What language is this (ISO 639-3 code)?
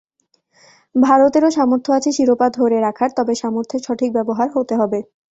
ben